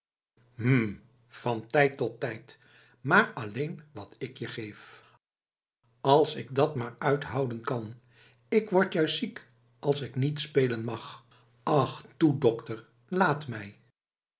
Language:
Dutch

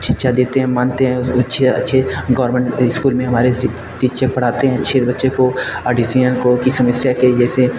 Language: Hindi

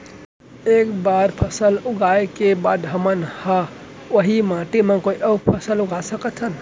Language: Chhattisgarhi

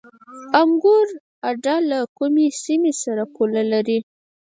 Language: Pashto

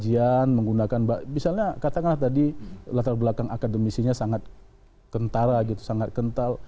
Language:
Indonesian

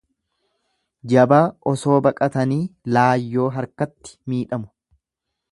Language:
Oromo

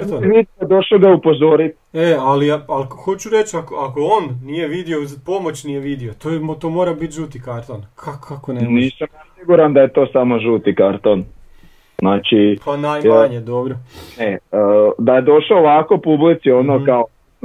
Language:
Croatian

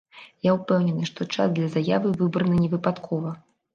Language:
Belarusian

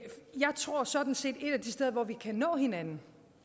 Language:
Danish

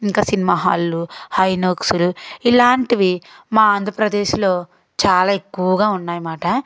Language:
Telugu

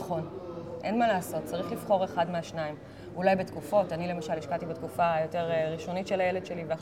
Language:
Hebrew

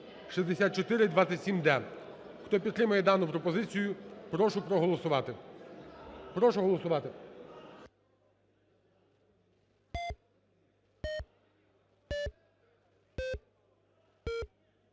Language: Ukrainian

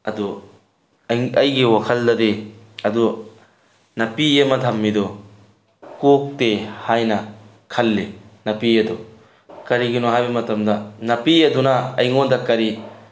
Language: Manipuri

